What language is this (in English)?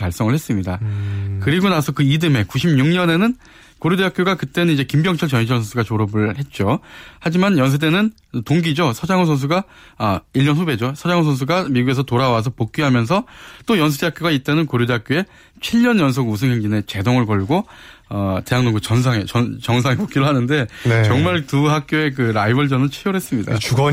Korean